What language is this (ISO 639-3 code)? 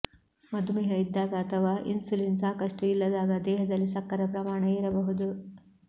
kan